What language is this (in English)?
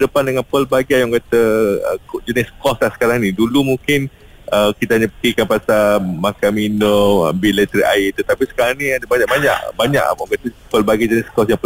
Malay